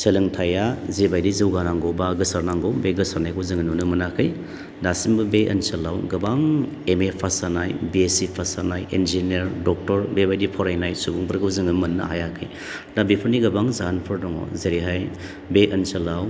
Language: Bodo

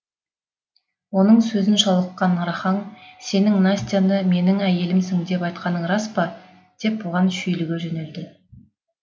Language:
Kazakh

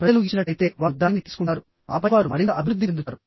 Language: Telugu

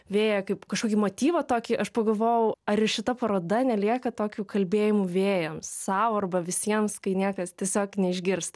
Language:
Lithuanian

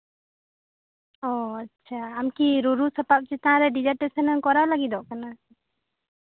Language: Santali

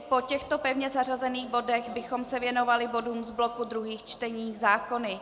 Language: Czech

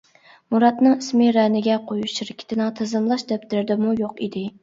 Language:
Uyghur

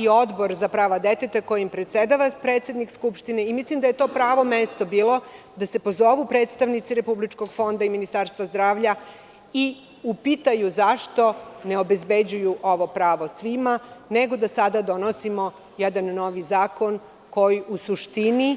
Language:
Serbian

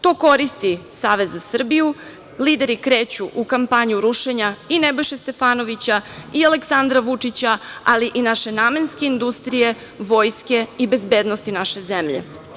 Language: Serbian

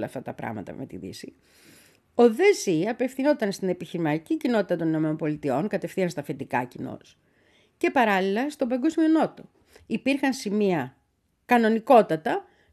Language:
Greek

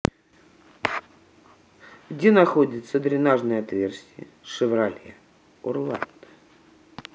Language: Russian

